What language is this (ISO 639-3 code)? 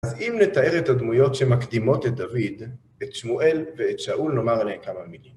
heb